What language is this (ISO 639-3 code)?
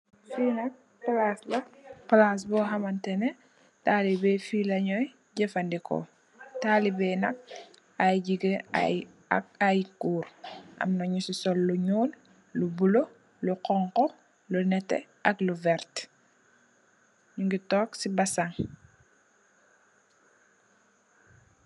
wol